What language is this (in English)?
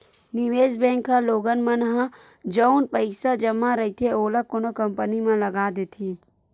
Chhattisgarhi